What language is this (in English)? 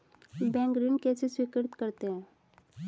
Hindi